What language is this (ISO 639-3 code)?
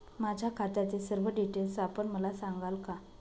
mar